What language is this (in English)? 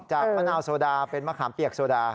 Thai